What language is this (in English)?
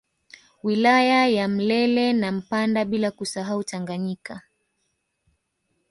Swahili